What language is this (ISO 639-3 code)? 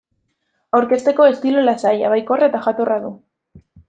eus